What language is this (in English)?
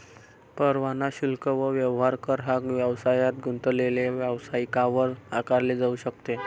Marathi